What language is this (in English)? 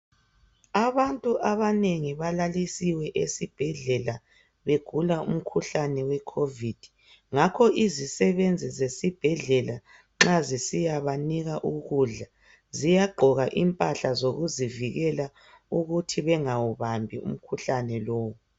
North Ndebele